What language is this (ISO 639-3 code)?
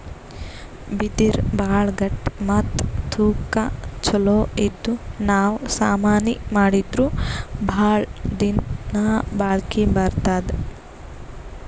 kan